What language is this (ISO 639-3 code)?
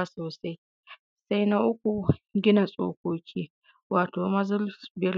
hau